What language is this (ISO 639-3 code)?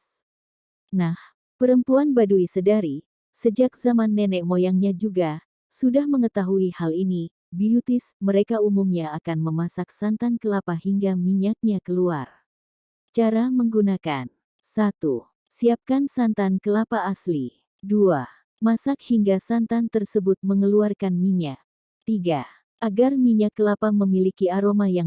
ind